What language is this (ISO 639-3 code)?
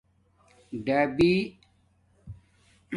dmk